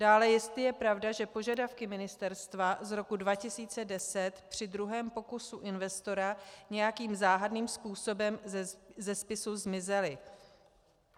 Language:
Czech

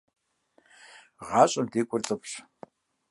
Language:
Kabardian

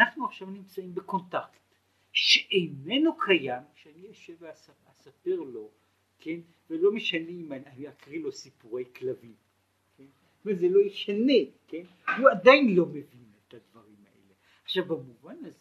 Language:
Hebrew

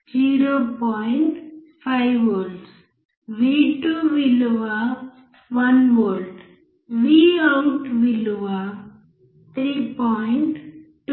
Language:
Telugu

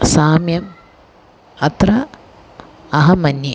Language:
Sanskrit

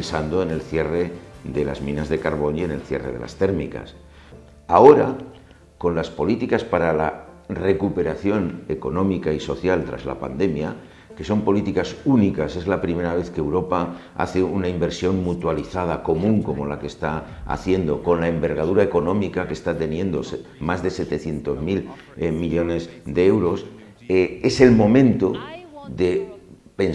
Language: Spanish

